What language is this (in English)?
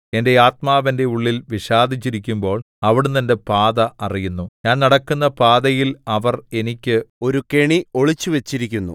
Malayalam